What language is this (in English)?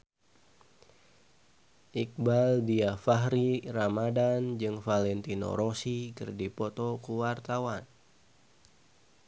Sundanese